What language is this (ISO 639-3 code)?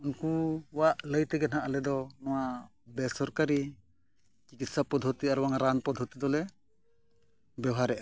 sat